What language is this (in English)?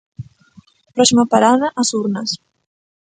Galician